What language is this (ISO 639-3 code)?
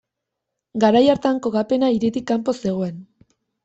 eus